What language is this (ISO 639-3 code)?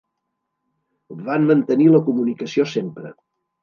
cat